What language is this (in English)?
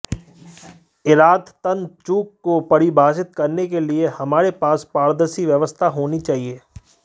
Hindi